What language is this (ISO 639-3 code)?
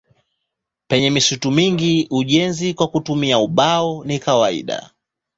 swa